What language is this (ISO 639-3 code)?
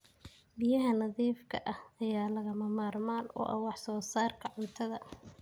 som